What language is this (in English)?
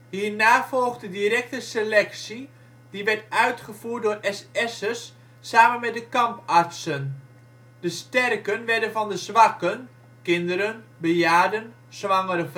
Dutch